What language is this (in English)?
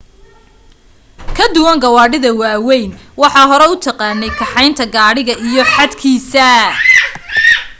Somali